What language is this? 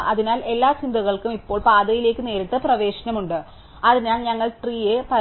Malayalam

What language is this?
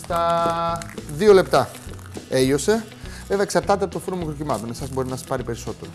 Greek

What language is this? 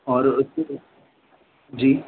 Sindhi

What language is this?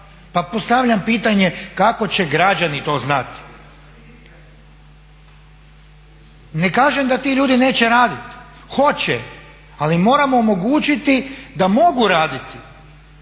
Croatian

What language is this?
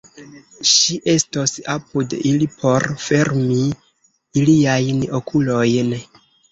Esperanto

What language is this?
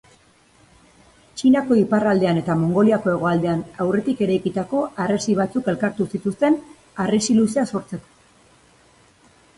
Basque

